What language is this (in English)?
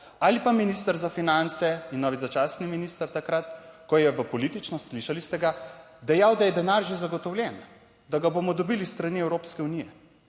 Slovenian